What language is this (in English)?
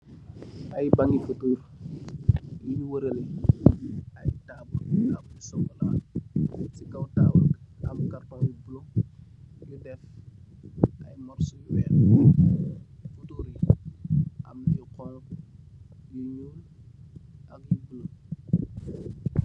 Wolof